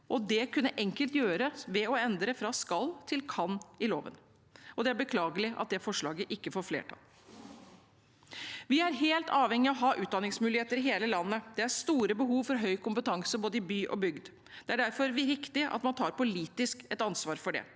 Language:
Norwegian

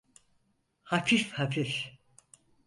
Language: Turkish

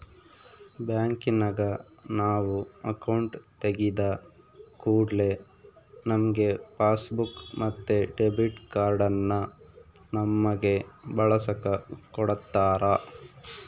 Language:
Kannada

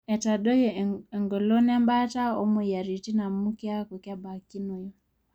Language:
Masai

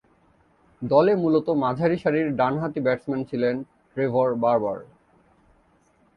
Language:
Bangla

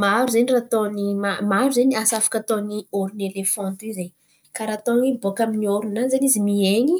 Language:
Antankarana Malagasy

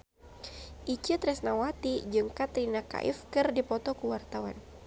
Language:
Sundanese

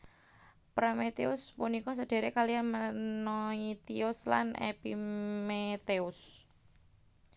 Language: Javanese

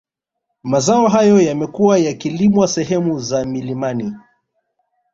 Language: Swahili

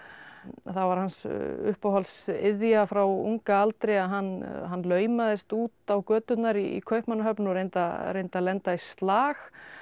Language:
Icelandic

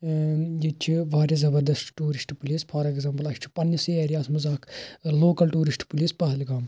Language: Kashmiri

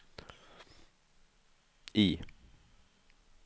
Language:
Swedish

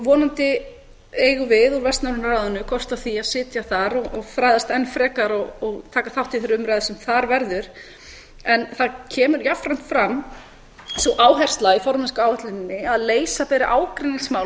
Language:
Icelandic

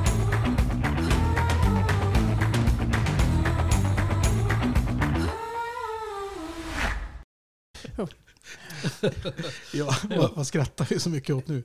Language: Swedish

